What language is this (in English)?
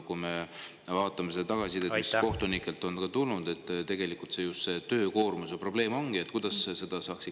Estonian